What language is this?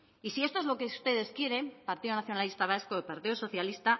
Spanish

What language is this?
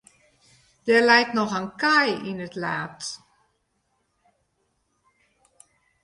Western Frisian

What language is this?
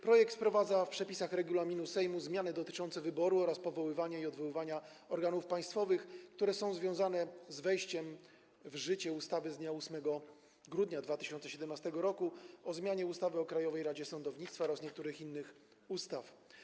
Polish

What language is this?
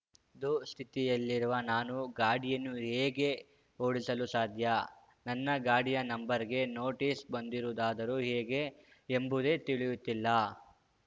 Kannada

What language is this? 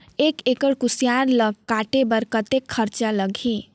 Chhattisgarhi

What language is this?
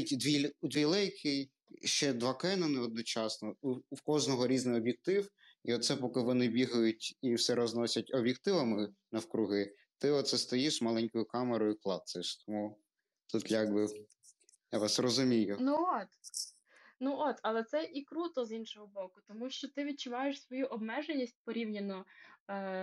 Ukrainian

